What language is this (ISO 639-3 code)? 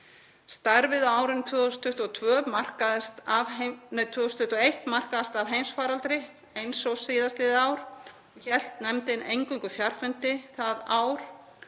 isl